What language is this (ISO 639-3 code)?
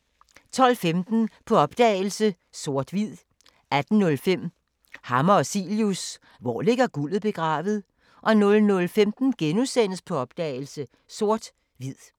dan